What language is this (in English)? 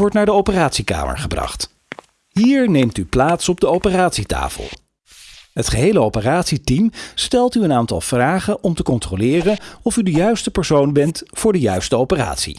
Dutch